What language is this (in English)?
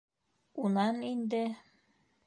Bashkir